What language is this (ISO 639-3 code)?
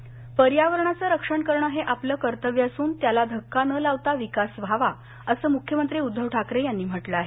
mar